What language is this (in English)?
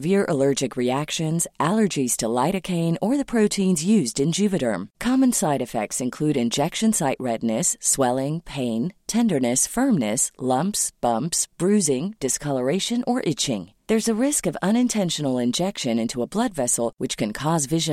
Swedish